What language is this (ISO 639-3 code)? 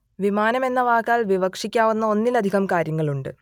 mal